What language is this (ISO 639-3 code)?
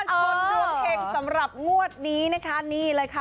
tha